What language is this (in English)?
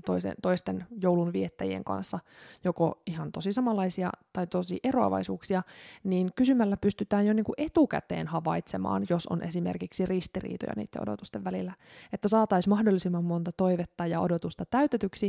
Finnish